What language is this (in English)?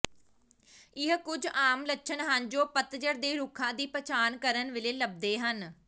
Punjabi